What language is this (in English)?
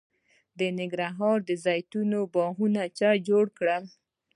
Pashto